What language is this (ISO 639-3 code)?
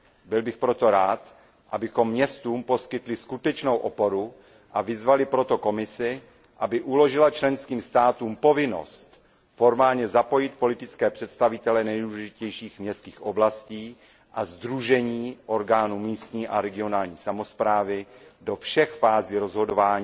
ces